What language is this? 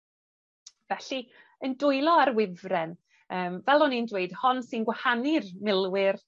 Welsh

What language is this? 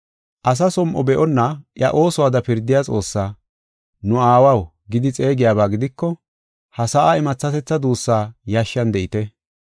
Gofa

